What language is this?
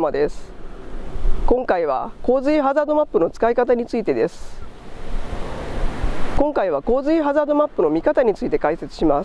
Japanese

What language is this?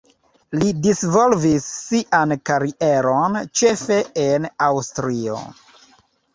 Esperanto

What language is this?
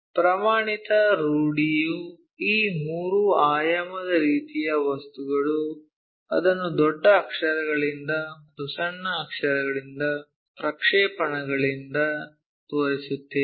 Kannada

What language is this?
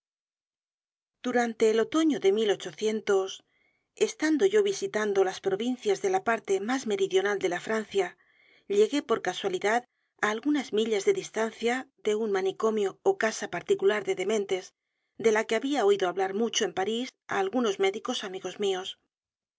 Spanish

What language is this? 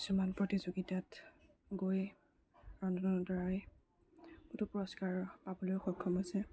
Assamese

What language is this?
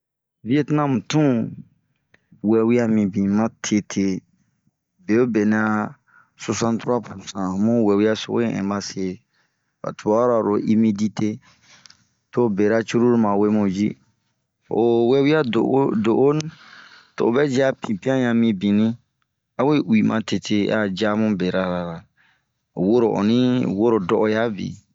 Bomu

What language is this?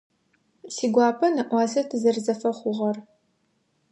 Adyghe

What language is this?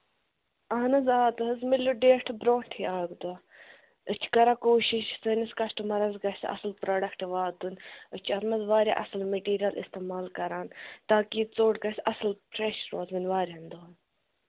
Kashmiri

